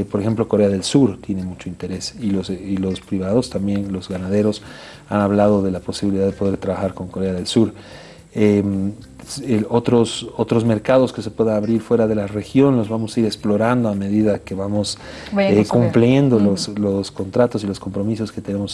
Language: Spanish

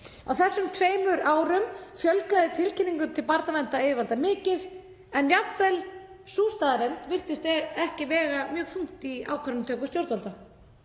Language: Icelandic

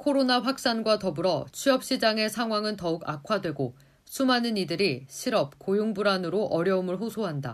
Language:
Korean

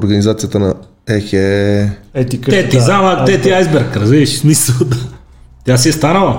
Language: Bulgarian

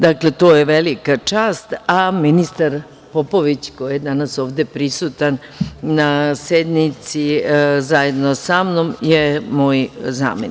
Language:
Serbian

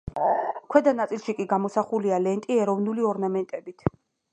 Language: Georgian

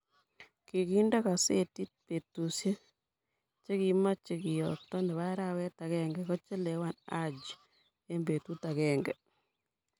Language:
Kalenjin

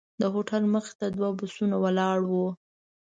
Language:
Pashto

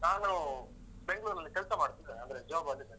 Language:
Kannada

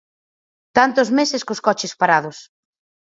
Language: Galician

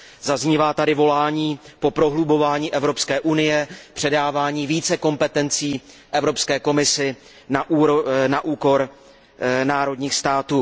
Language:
Czech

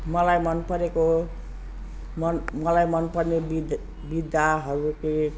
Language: Nepali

